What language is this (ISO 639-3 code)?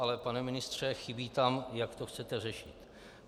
ces